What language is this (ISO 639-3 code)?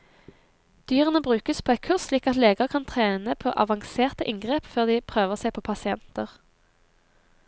nor